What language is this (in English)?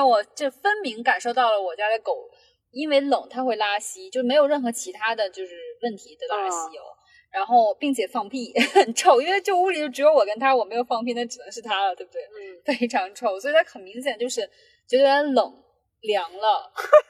Chinese